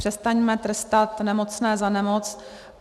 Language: Czech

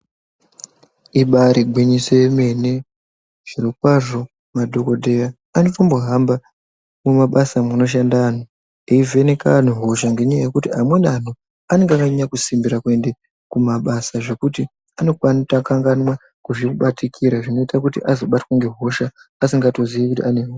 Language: Ndau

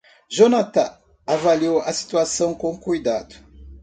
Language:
Portuguese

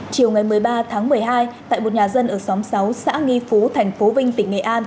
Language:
Vietnamese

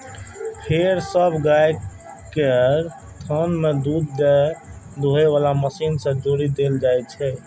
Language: Maithili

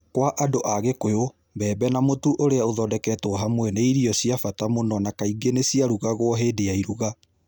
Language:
Kikuyu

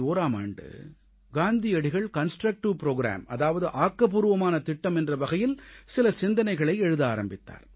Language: Tamil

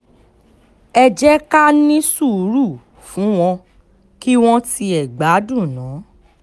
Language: Yoruba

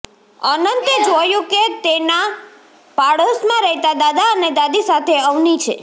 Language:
Gujarati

